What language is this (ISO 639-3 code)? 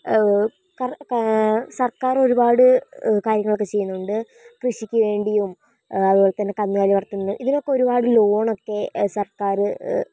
mal